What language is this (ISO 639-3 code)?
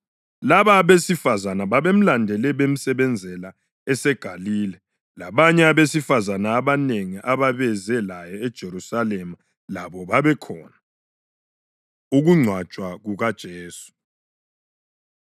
nde